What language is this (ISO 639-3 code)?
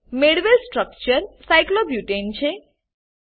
guj